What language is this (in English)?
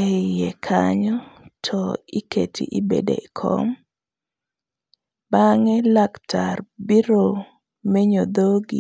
Luo (Kenya and Tanzania)